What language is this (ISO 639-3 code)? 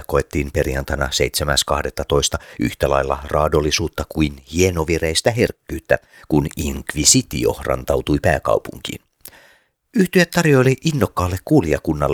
fin